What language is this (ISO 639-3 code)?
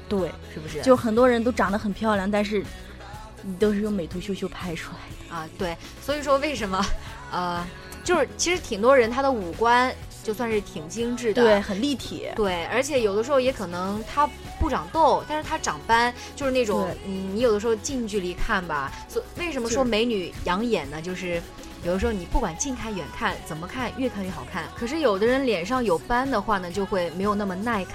zho